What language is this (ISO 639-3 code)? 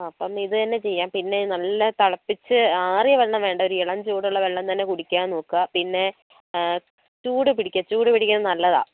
mal